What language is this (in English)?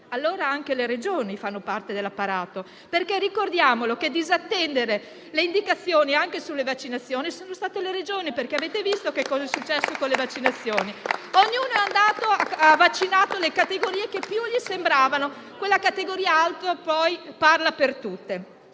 Italian